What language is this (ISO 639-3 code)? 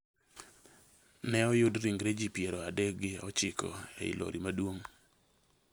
luo